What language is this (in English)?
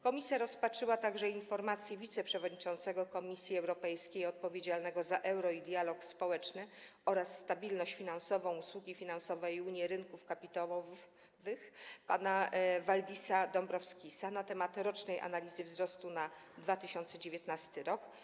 Polish